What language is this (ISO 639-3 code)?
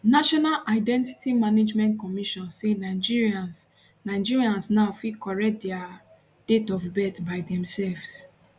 pcm